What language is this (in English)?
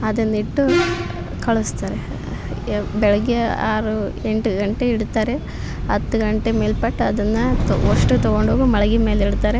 Kannada